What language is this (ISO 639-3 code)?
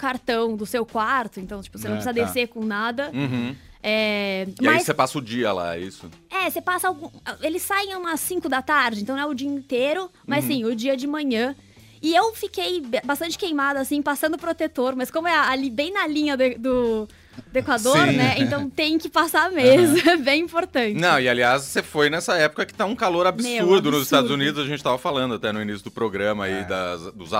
por